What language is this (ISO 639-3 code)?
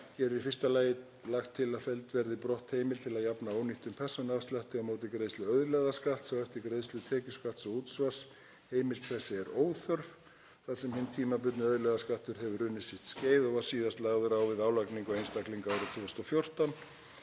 isl